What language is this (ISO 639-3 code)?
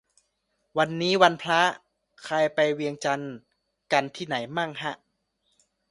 tha